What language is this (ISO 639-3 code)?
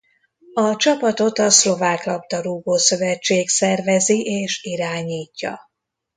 hun